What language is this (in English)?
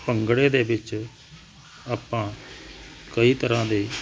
Punjabi